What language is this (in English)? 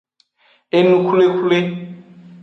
Aja (Benin)